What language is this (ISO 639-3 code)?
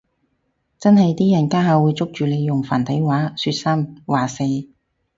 yue